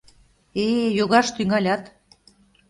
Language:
Mari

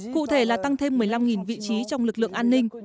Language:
Vietnamese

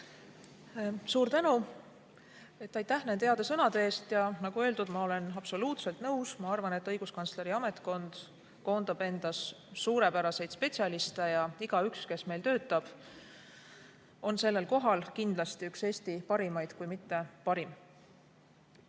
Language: Estonian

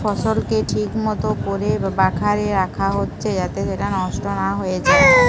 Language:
Bangla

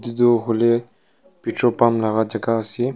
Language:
Naga Pidgin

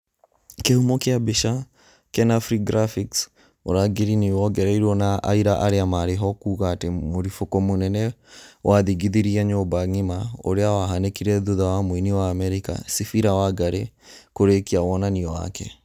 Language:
Kikuyu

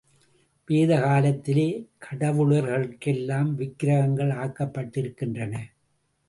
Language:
Tamil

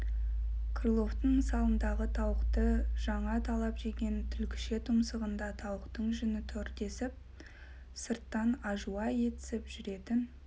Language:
Kazakh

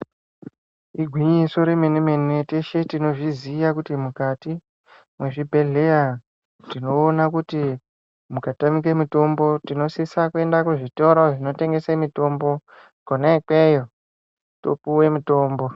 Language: Ndau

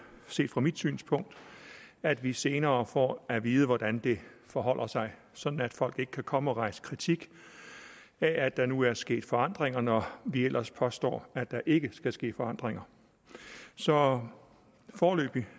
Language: Danish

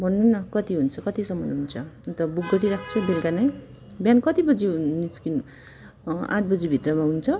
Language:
Nepali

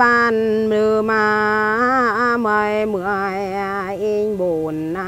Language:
Vietnamese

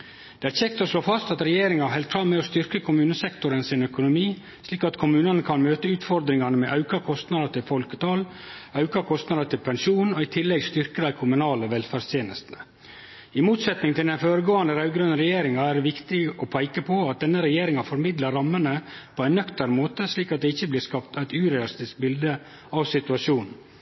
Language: Norwegian Nynorsk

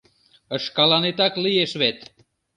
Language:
Mari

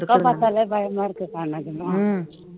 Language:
Tamil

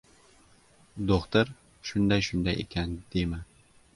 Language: Uzbek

